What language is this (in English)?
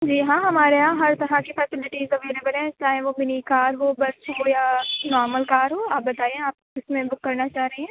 Urdu